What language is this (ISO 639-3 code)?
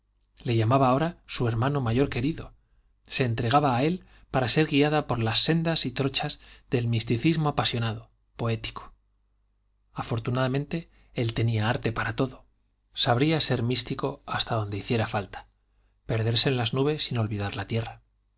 spa